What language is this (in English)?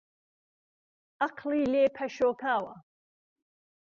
Central Kurdish